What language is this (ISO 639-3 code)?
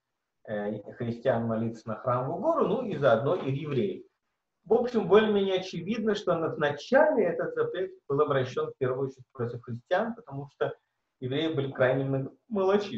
rus